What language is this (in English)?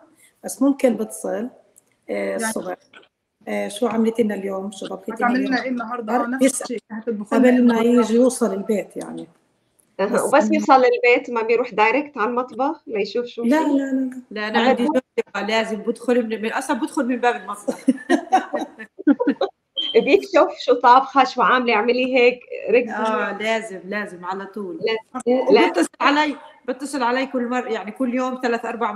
Arabic